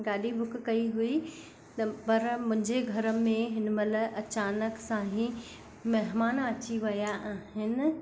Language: Sindhi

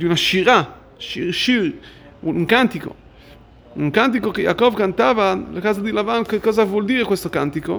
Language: Italian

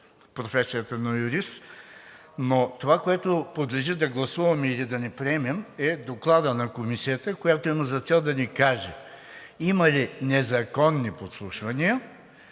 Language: Bulgarian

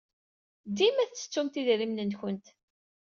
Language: Kabyle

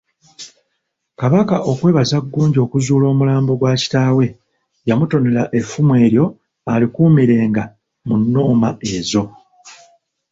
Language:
Ganda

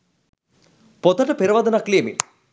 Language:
Sinhala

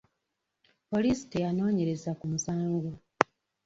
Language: Ganda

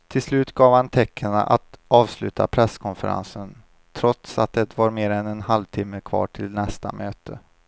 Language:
Swedish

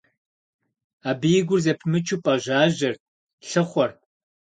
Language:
Kabardian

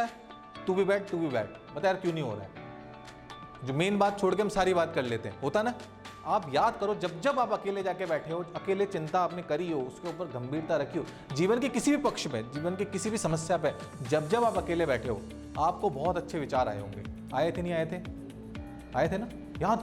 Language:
Hindi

